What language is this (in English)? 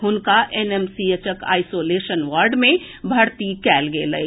Maithili